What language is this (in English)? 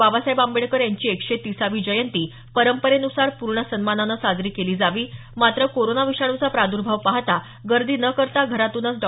Marathi